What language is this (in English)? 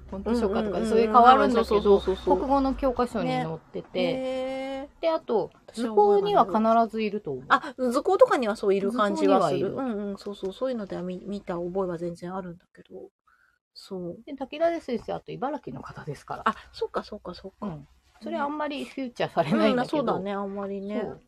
Japanese